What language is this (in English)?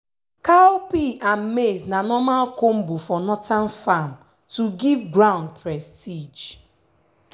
Nigerian Pidgin